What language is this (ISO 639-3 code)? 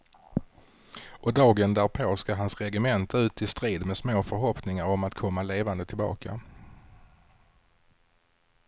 swe